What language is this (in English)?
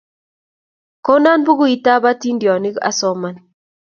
Kalenjin